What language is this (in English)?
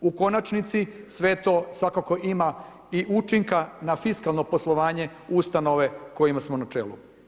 Croatian